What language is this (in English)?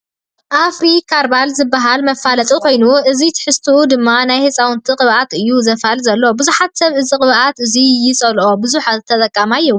Tigrinya